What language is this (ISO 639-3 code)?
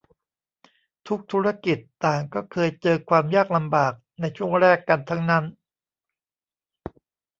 tha